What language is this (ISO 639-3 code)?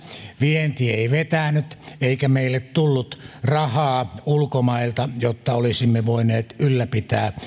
fin